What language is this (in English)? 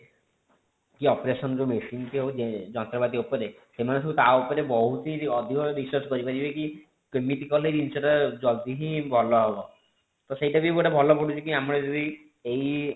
Odia